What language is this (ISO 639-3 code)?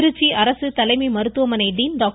tam